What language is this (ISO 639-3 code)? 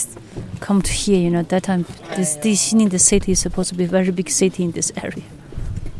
fin